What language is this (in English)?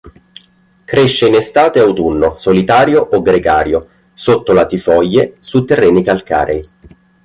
Italian